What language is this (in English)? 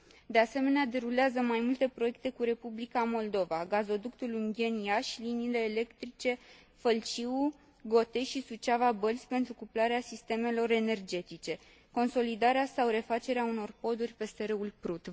Romanian